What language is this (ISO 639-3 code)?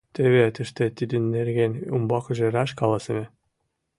chm